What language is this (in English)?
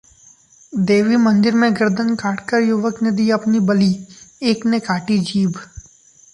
Hindi